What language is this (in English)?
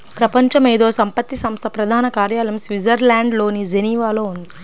Telugu